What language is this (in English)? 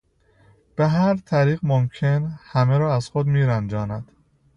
Persian